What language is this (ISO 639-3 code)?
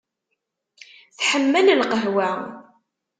kab